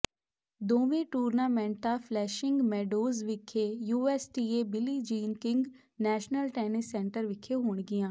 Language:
Punjabi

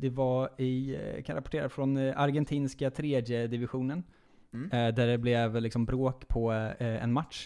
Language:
Swedish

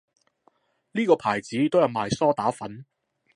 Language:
Cantonese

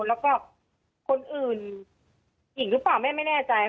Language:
Thai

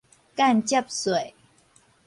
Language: Min Nan Chinese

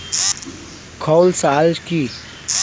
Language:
Bangla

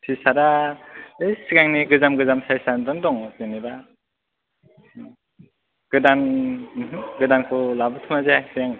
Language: Bodo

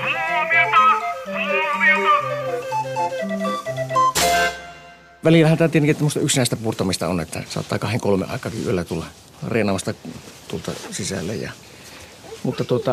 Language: Finnish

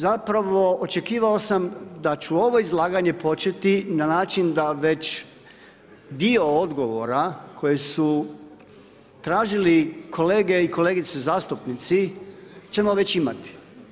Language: Croatian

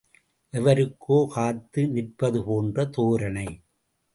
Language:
Tamil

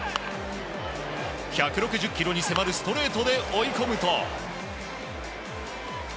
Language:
Japanese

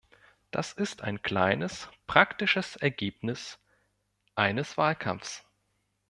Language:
German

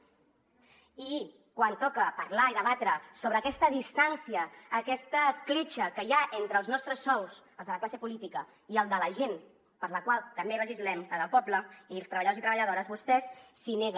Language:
Catalan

